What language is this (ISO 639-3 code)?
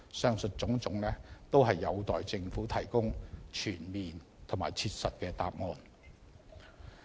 yue